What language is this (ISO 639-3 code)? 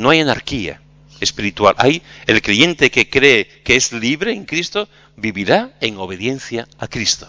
spa